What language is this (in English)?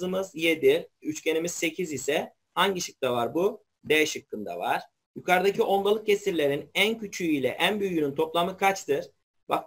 Turkish